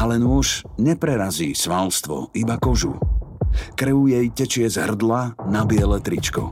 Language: Slovak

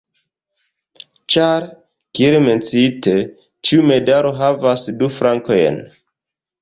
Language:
Esperanto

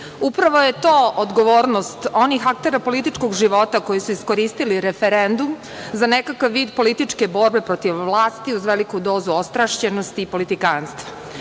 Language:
Serbian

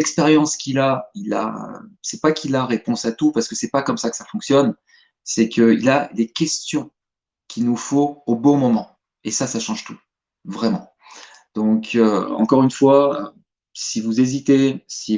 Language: French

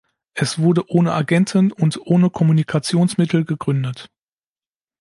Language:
German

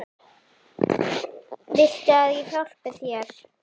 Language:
Icelandic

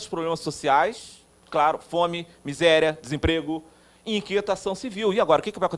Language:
Portuguese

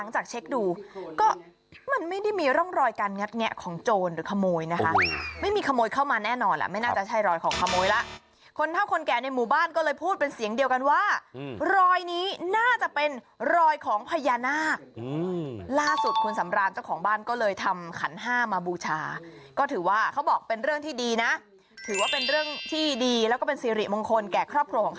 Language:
Thai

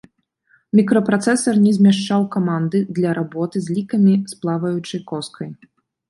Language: Belarusian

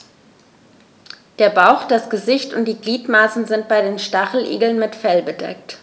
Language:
German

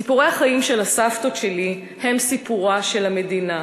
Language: Hebrew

